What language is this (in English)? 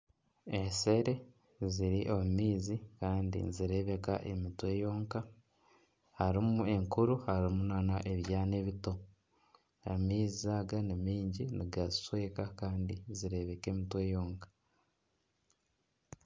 Nyankole